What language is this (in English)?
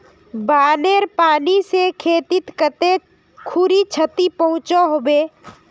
Magahi